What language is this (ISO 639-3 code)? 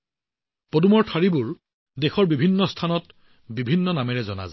asm